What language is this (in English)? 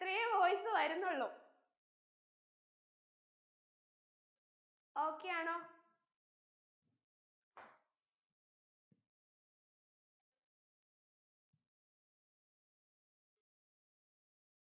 Malayalam